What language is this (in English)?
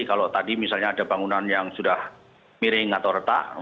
Indonesian